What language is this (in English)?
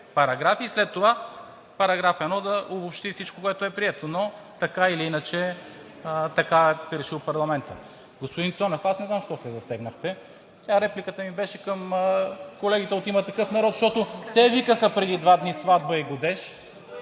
Bulgarian